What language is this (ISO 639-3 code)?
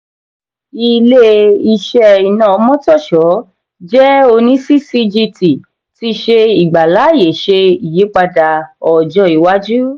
yor